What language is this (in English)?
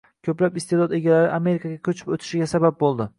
Uzbek